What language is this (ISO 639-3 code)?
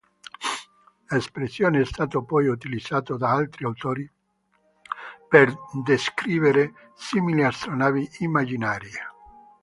ita